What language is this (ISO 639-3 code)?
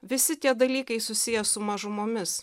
lit